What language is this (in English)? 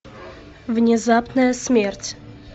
Russian